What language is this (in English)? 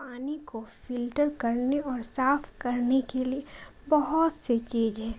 Urdu